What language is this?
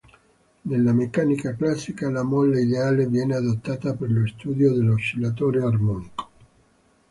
Italian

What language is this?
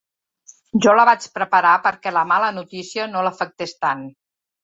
Catalan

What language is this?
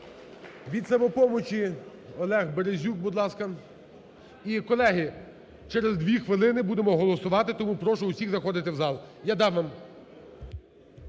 Ukrainian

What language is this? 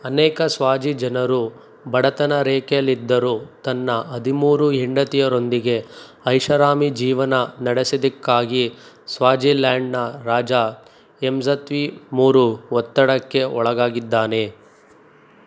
Kannada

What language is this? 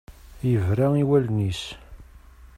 Kabyle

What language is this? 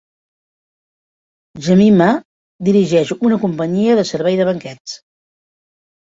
Catalan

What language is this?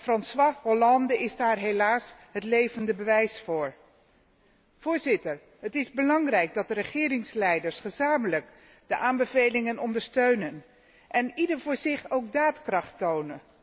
Dutch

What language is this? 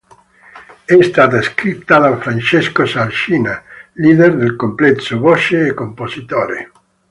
Italian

